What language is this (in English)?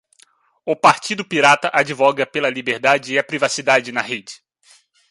Portuguese